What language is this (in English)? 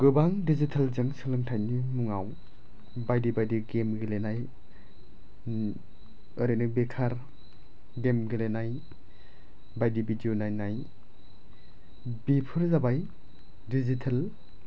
Bodo